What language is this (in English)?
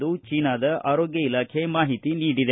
Kannada